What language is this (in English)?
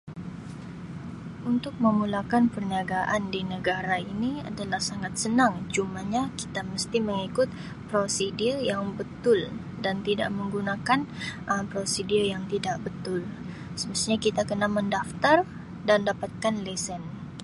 Sabah Malay